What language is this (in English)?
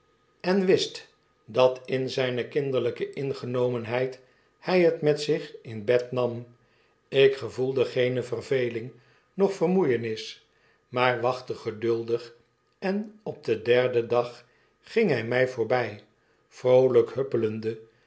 Dutch